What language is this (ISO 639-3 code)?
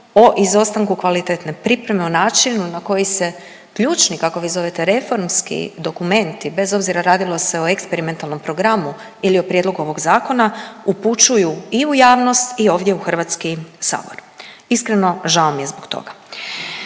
hrv